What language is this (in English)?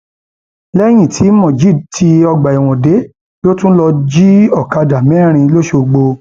Yoruba